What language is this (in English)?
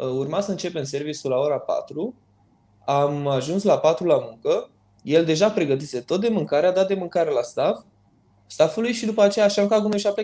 Romanian